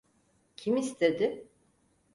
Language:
Turkish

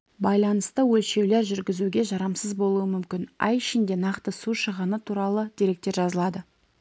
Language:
Kazakh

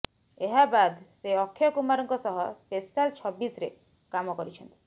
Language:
Odia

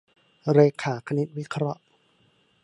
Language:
Thai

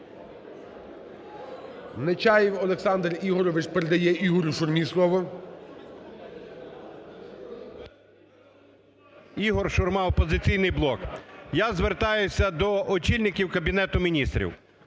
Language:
Ukrainian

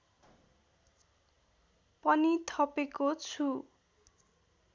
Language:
Nepali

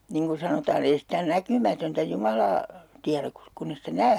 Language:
Finnish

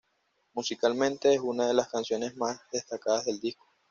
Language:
Spanish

